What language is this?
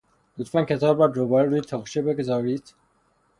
Persian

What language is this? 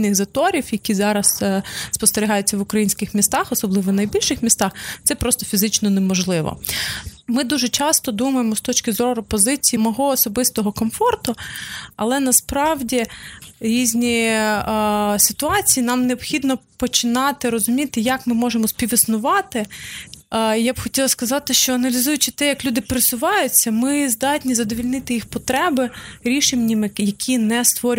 Ukrainian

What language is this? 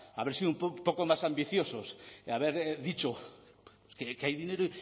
Spanish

